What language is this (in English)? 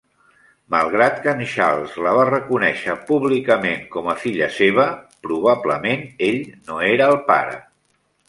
Catalan